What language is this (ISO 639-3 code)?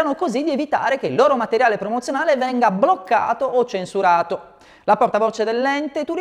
ita